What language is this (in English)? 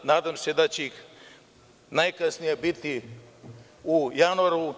Serbian